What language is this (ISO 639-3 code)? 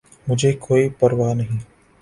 urd